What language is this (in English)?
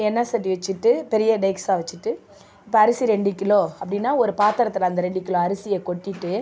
Tamil